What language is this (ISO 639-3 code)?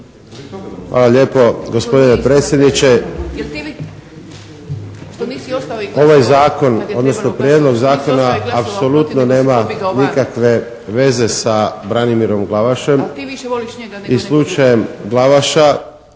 hrv